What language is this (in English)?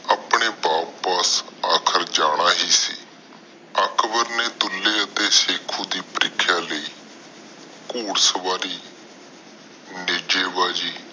Punjabi